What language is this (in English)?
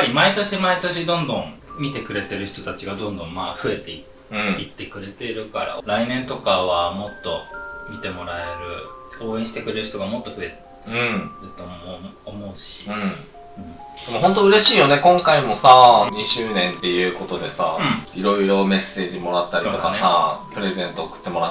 Japanese